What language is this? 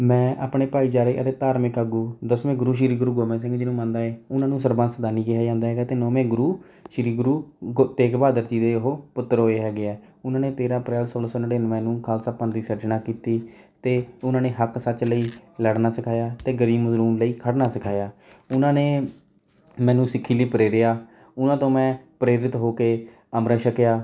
Punjabi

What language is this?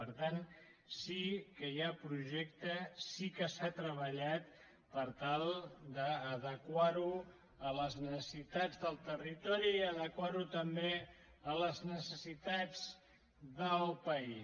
Catalan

